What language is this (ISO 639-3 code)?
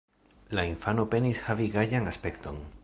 epo